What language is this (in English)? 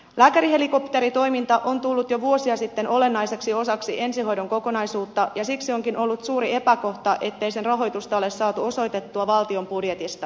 Finnish